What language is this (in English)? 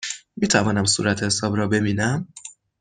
Persian